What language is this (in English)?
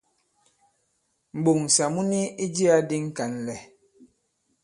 Bankon